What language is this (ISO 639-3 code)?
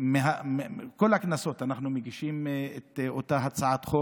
heb